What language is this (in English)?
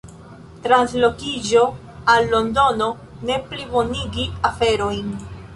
Esperanto